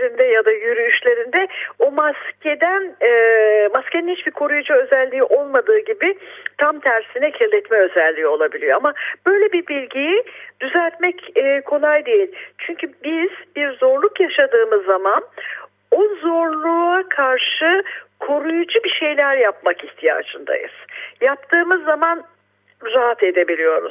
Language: Turkish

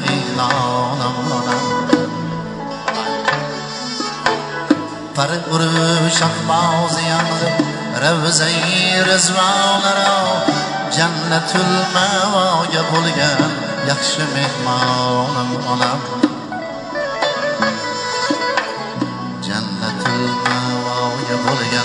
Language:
Turkish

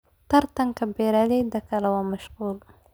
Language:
Somali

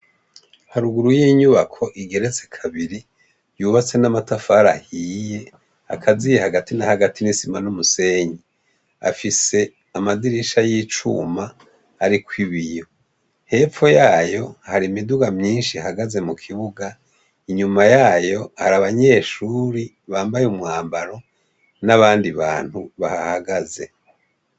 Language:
Rundi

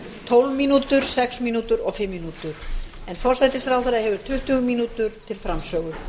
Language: Icelandic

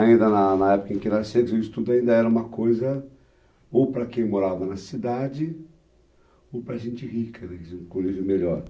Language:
Portuguese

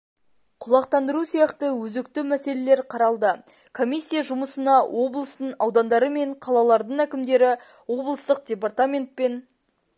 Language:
Kazakh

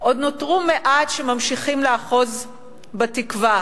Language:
Hebrew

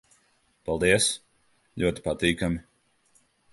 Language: Latvian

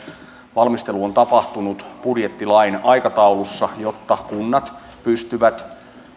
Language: Finnish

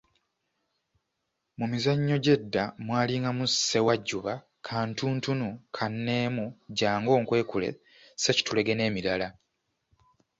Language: Ganda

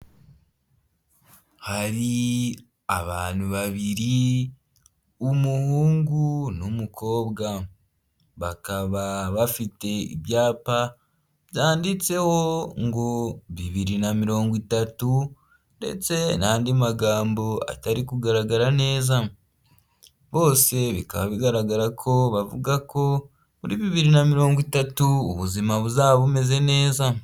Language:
Kinyarwanda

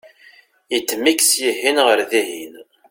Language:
Kabyle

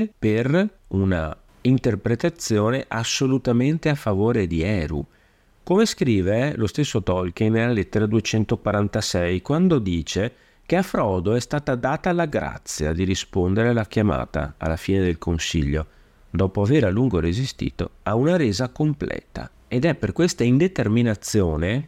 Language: Italian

